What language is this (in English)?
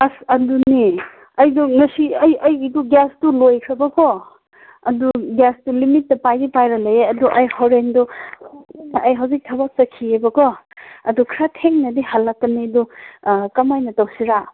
Manipuri